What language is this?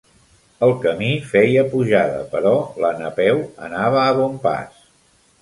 Catalan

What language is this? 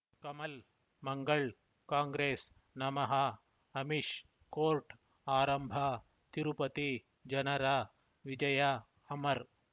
Kannada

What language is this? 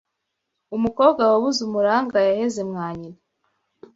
Kinyarwanda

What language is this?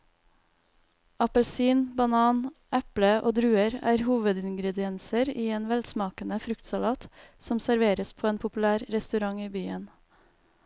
Norwegian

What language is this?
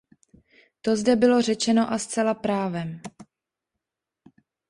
Czech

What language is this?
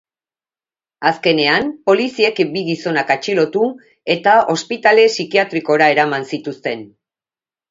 Basque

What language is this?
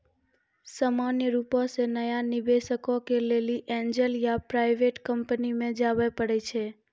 Maithili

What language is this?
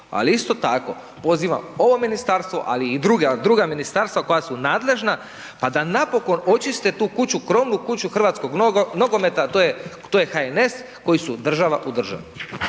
Croatian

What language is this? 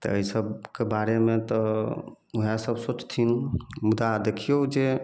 Maithili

